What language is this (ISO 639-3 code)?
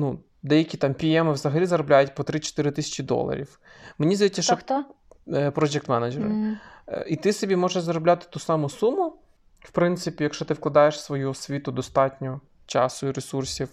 ukr